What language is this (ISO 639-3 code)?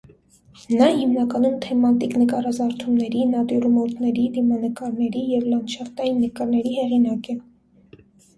hye